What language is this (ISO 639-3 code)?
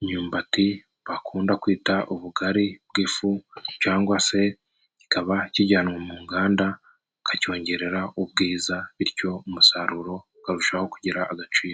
kin